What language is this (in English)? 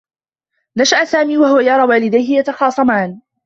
Arabic